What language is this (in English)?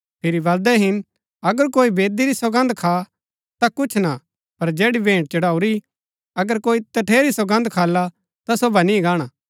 Gaddi